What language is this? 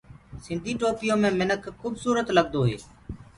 Gurgula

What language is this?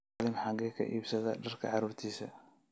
Somali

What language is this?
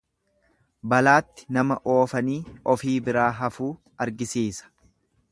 Oromo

